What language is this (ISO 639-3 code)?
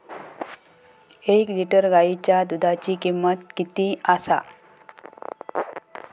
mar